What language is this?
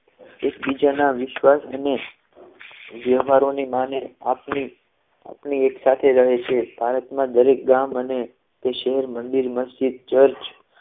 Gujarati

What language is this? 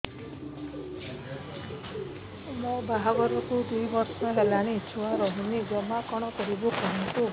Odia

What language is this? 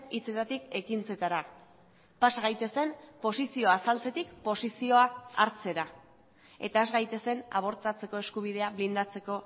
Basque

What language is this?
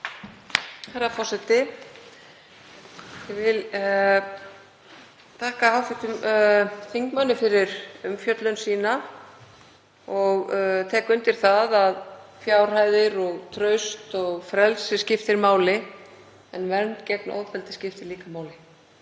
Icelandic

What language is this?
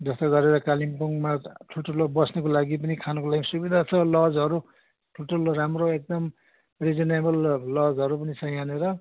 Nepali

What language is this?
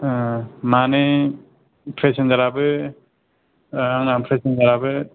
Bodo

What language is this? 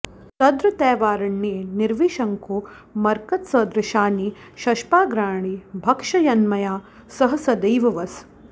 Sanskrit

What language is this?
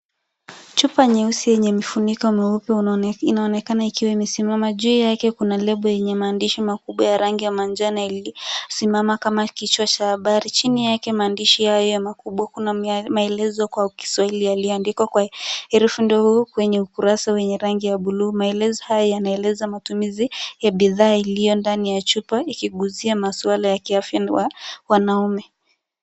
Swahili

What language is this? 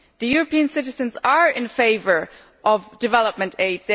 English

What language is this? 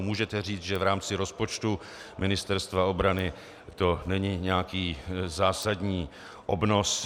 Czech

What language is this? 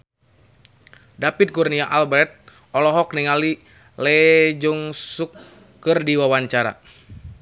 Sundanese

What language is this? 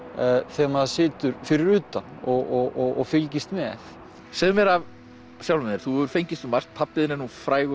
Icelandic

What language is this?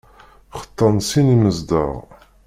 Kabyle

